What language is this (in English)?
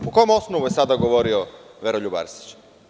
Serbian